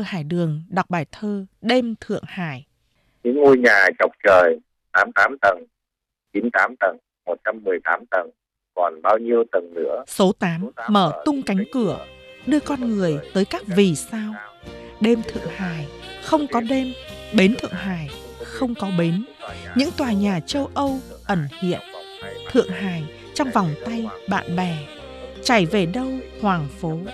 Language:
Vietnamese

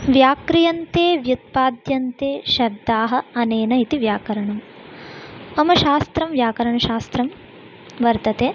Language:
Sanskrit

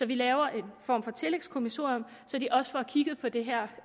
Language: Danish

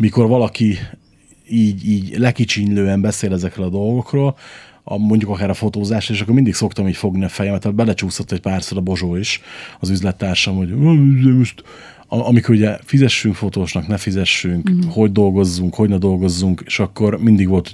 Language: Hungarian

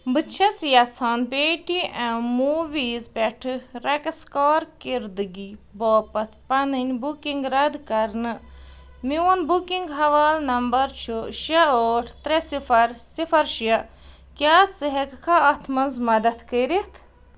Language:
Kashmiri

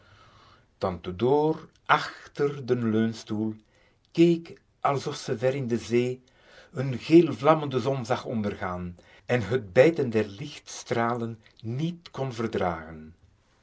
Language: Dutch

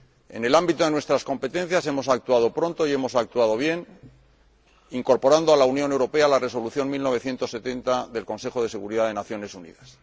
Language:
Spanish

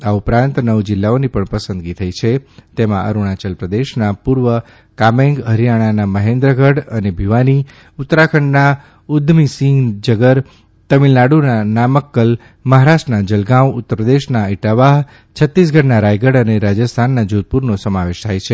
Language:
Gujarati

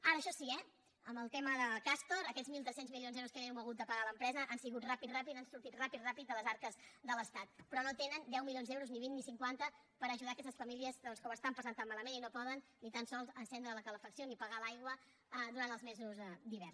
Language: Catalan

